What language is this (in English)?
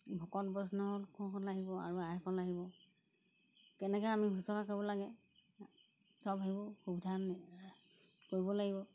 Assamese